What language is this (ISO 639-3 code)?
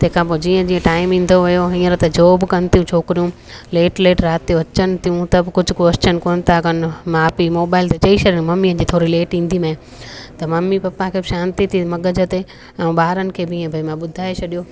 snd